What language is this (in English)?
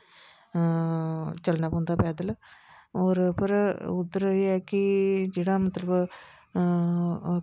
Dogri